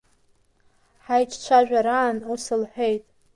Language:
Abkhazian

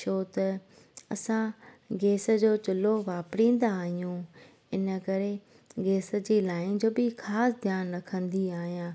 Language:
Sindhi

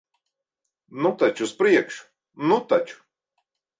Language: Latvian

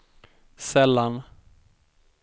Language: Swedish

